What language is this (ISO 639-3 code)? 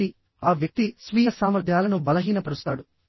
tel